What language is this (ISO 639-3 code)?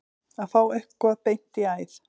isl